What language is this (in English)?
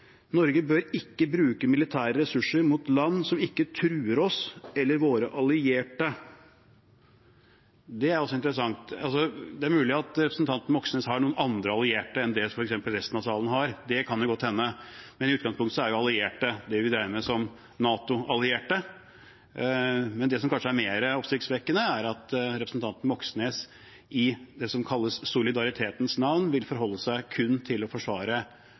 Norwegian Bokmål